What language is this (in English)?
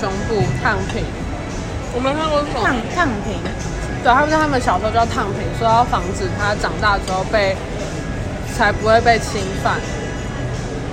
Chinese